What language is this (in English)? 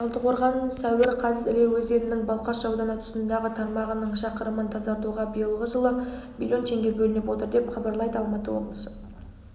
Kazakh